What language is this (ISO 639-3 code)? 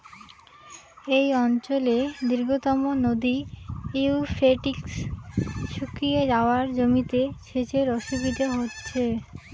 ben